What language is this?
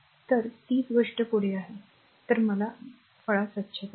Marathi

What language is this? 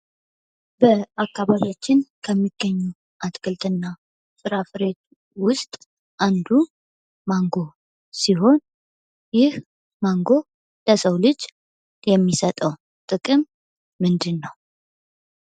Amharic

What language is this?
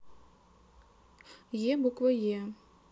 Russian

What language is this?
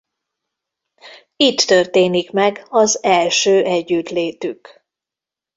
Hungarian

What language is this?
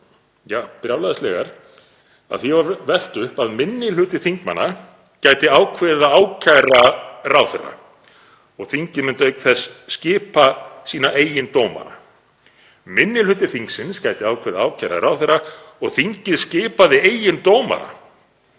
Icelandic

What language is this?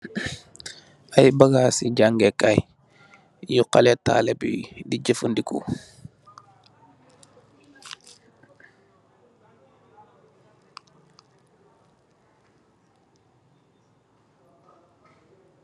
Wolof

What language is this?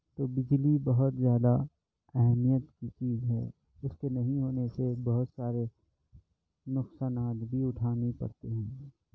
Urdu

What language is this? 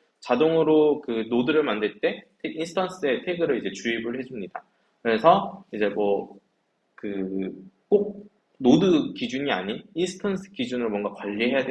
Korean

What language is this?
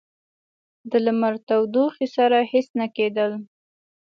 Pashto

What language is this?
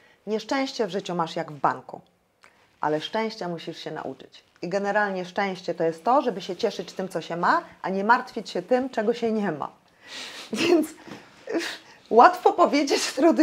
Polish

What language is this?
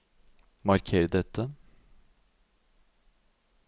Norwegian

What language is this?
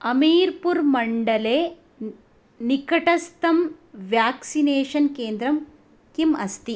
Sanskrit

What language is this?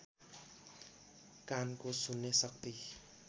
Nepali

